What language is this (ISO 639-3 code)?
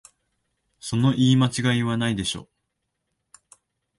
jpn